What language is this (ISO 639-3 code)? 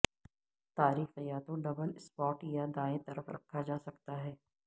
urd